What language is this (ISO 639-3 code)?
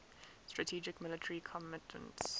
eng